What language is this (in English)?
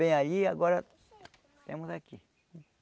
Portuguese